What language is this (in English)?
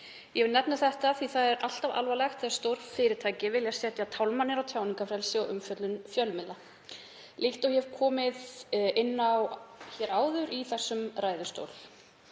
Icelandic